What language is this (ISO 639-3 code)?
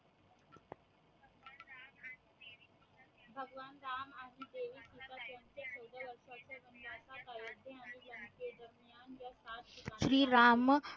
mar